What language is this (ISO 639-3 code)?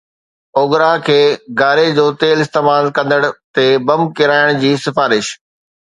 snd